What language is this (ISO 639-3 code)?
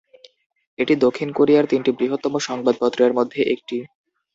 ben